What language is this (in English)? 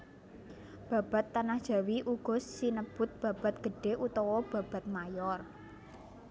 Javanese